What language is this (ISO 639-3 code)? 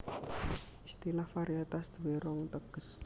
jav